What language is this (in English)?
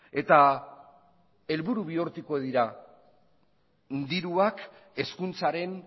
Basque